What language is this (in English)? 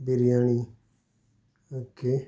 Konkani